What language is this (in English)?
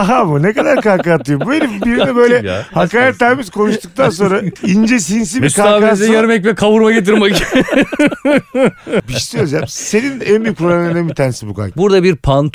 Turkish